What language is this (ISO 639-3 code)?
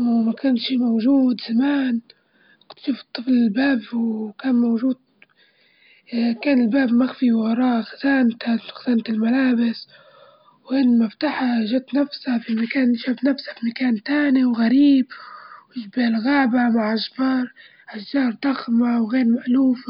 ayl